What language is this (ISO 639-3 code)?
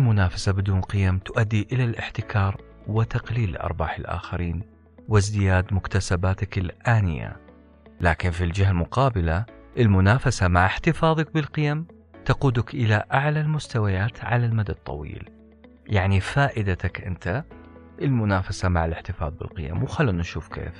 ara